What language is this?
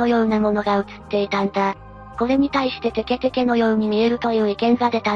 Japanese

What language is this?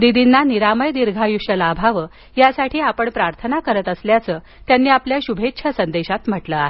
Marathi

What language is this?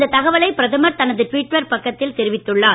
Tamil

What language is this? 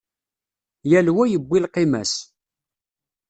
Kabyle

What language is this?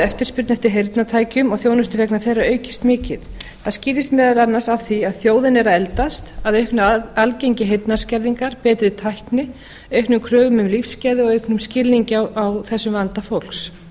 Icelandic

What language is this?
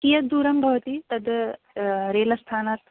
Sanskrit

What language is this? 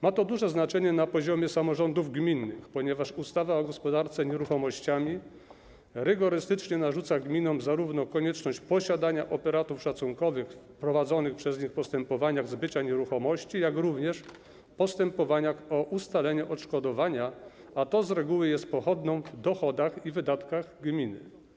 Polish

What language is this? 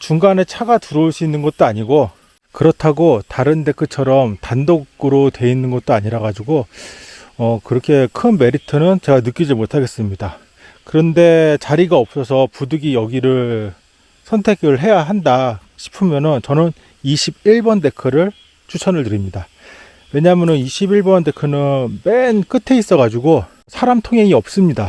Korean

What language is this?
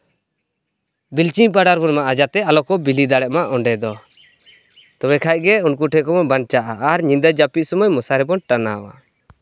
Santali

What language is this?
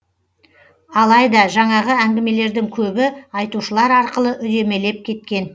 Kazakh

